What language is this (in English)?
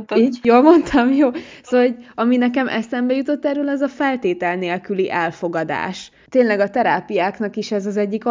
Hungarian